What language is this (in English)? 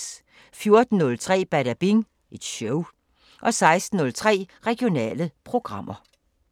Danish